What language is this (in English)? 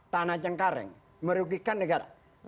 Indonesian